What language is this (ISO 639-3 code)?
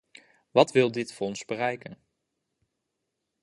nld